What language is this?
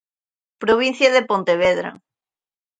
Galician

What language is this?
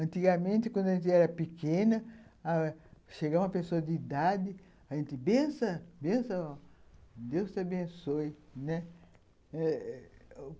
Portuguese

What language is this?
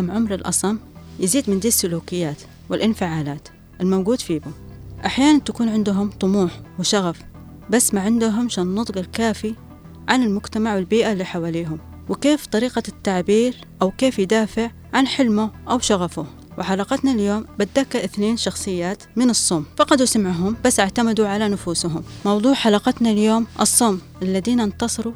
Arabic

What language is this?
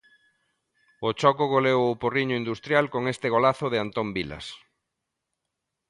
Galician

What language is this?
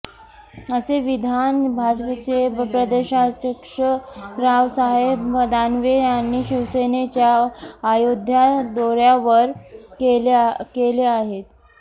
Marathi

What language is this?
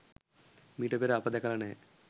Sinhala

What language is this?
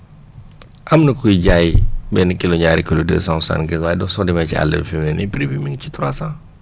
Wolof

